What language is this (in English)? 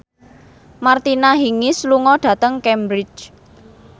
Javanese